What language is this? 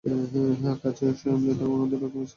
Bangla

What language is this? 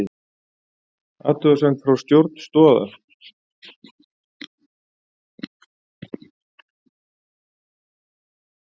Icelandic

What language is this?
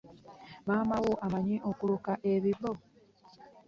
Ganda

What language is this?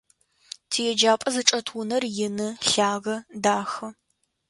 Adyghe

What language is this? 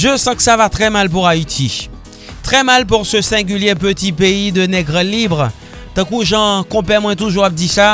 French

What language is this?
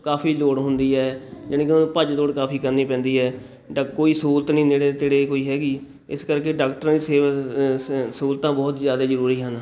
Punjabi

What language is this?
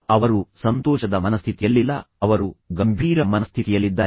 Kannada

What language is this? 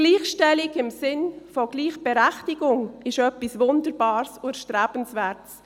Swiss German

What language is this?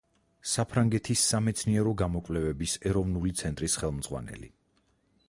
Georgian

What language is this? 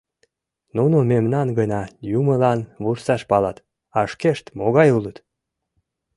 Mari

